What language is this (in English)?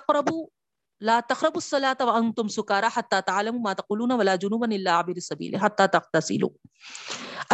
Urdu